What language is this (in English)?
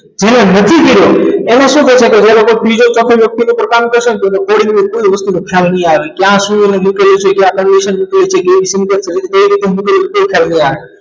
Gujarati